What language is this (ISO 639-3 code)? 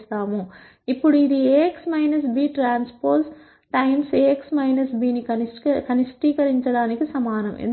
tel